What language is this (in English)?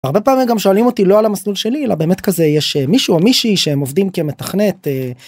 Hebrew